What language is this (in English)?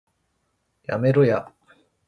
Japanese